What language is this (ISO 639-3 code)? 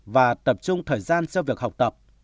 vie